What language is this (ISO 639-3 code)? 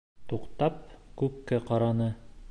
bak